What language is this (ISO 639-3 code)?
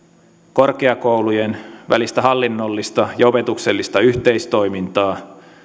fin